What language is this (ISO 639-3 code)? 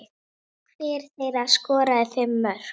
isl